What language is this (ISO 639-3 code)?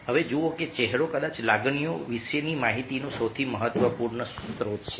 guj